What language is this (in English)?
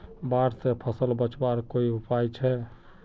Magahi